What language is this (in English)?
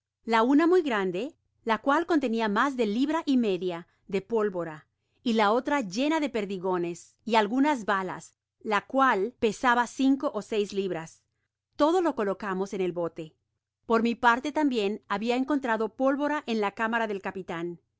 Spanish